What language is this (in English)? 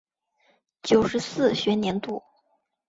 Chinese